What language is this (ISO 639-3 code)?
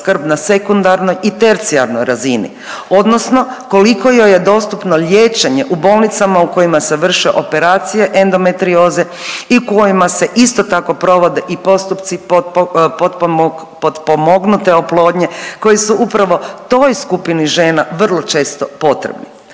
hrv